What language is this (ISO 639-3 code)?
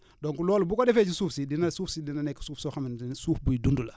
wol